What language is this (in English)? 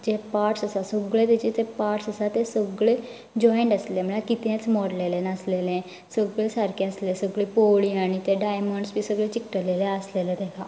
Konkani